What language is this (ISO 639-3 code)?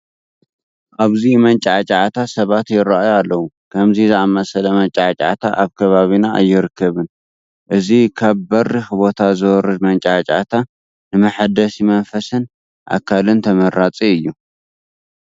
tir